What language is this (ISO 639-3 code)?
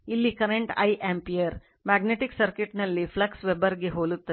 kan